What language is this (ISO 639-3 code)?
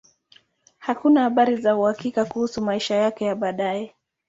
swa